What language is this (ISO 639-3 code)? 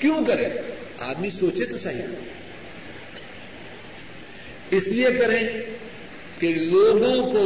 urd